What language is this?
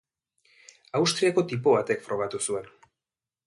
Basque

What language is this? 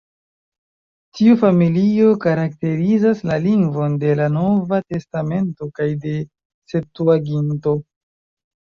Esperanto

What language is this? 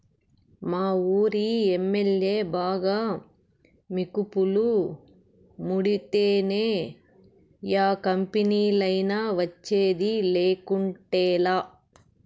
Telugu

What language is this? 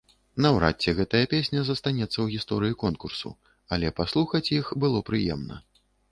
Belarusian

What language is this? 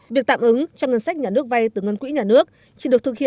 Vietnamese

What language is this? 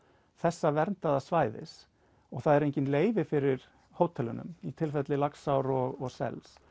Icelandic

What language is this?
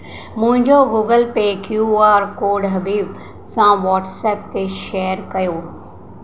Sindhi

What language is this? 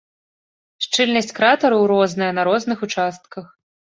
Belarusian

